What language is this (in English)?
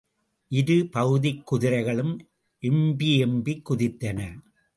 Tamil